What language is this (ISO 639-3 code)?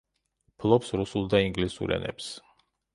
kat